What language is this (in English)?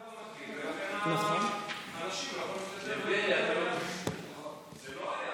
Hebrew